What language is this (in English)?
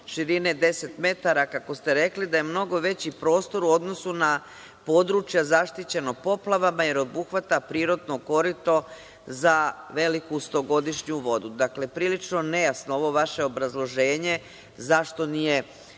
Serbian